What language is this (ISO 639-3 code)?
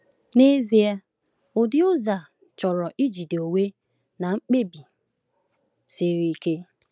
ibo